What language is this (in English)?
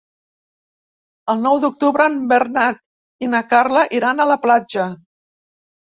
Catalan